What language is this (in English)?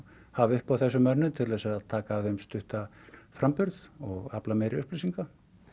Icelandic